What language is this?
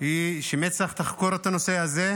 Hebrew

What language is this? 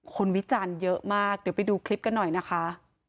Thai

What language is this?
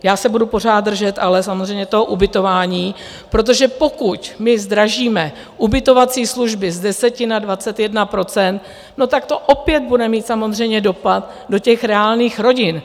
Czech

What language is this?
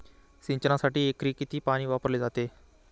Marathi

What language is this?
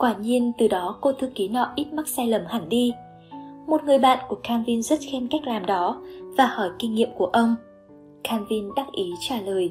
Vietnamese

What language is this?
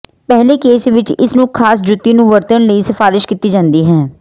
Punjabi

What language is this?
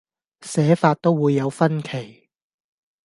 Cantonese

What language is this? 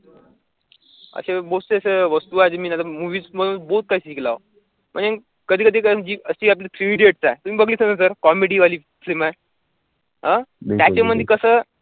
Marathi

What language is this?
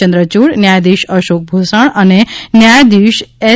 Gujarati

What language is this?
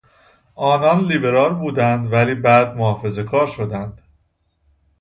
Persian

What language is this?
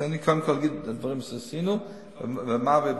Hebrew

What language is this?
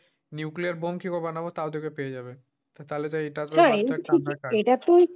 Bangla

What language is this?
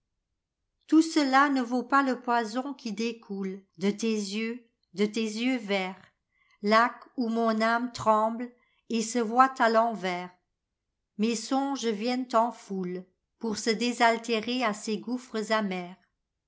French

